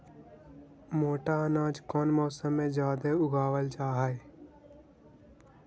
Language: Magahi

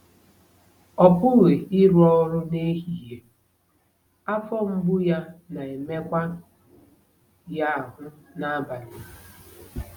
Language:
Igbo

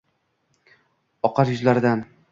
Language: Uzbek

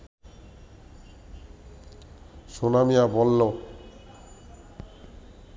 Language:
Bangla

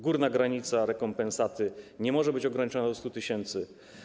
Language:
Polish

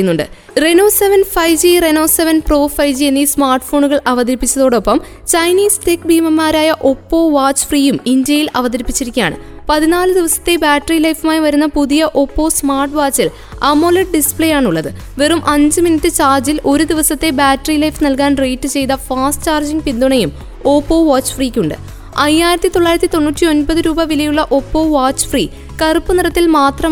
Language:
Malayalam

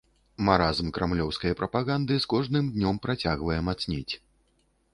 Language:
Belarusian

